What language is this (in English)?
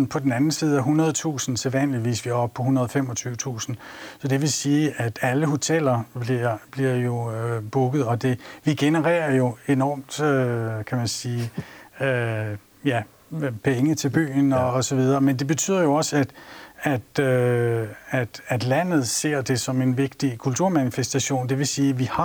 Danish